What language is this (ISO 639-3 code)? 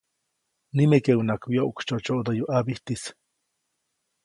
zoc